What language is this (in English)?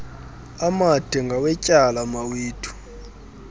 Xhosa